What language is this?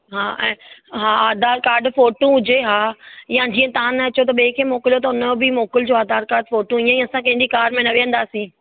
Sindhi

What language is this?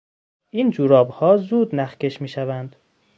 Persian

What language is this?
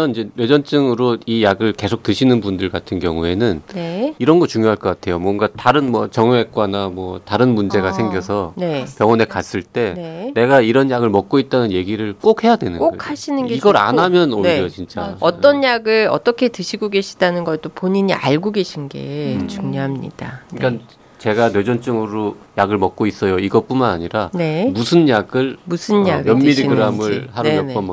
Korean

